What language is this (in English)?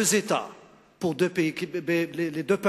Hebrew